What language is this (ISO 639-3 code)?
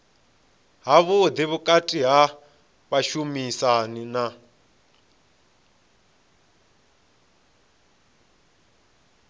ven